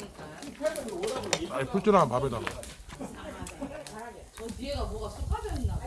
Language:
Korean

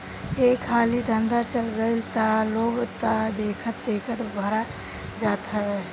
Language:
Bhojpuri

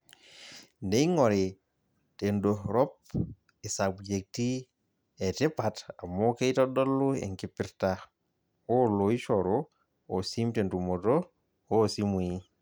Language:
Masai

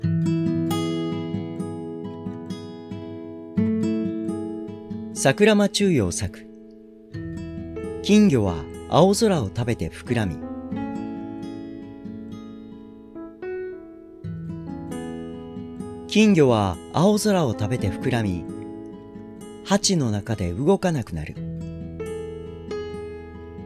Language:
Japanese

